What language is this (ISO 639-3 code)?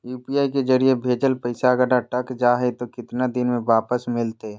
mag